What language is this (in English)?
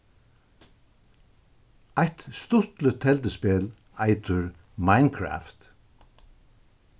Faroese